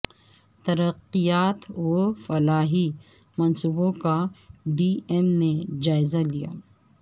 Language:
Urdu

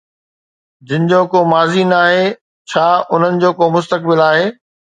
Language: Sindhi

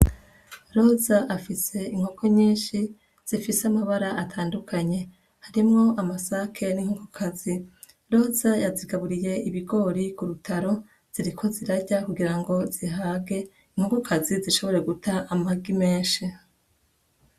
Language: Rundi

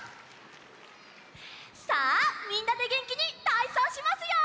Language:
Japanese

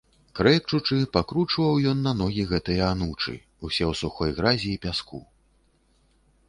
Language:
Belarusian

